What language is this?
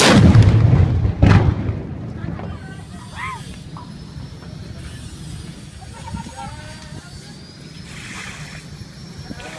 Spanish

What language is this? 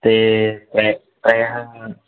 Sanskrit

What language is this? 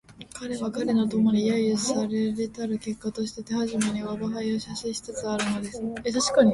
Japanese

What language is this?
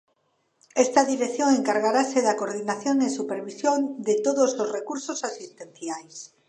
Galician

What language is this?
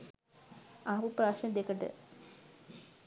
Sinhala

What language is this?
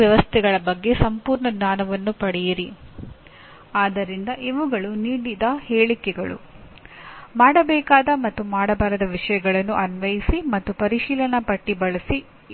Kannada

